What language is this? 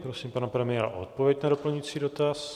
Czech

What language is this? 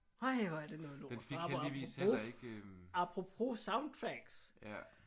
Danish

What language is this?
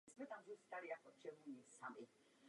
Czech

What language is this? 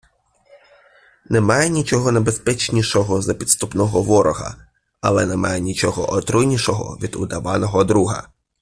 Ukrainian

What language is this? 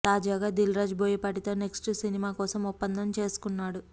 Telugu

